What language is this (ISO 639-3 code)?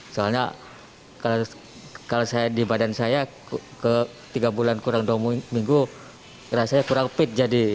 ind